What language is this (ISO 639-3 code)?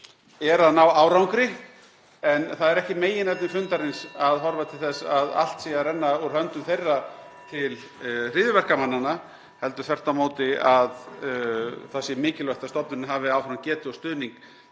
isl